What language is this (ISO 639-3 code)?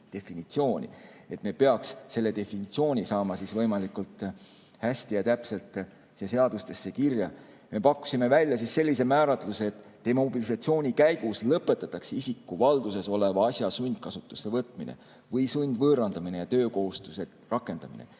est